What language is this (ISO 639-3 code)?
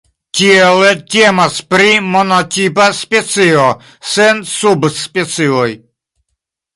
epo